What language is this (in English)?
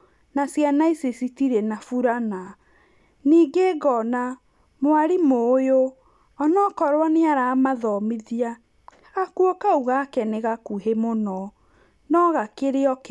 Kikuyu